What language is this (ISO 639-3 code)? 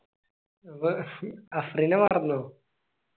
mal